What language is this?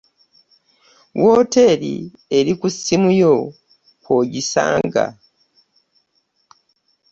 Ganda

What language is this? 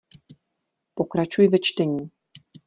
Czech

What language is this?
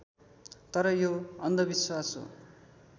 Nepali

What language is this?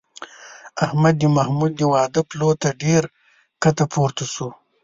Pashto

